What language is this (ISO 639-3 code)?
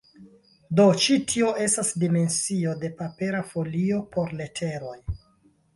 epo